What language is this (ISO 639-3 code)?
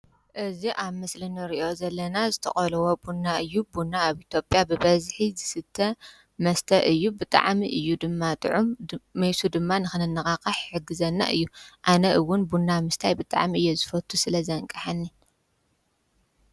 tir